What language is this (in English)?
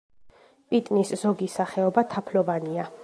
Georgian